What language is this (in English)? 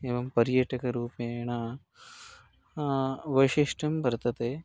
Sanskrit